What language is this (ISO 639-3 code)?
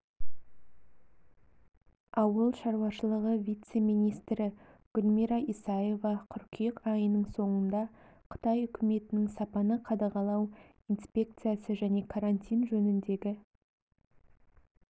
kaz